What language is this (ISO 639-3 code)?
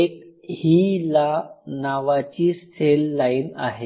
mar